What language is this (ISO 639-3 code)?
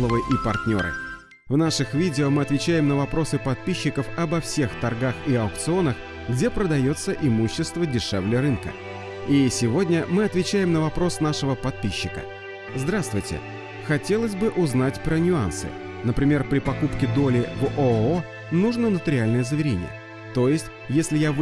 rus